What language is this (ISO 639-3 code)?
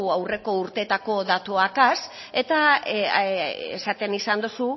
eus